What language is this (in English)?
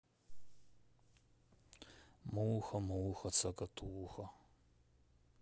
Russian